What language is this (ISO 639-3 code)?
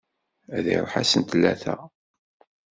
kab